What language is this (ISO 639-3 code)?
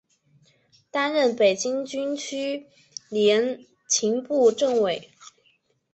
zho